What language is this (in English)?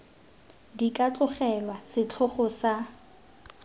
Tswana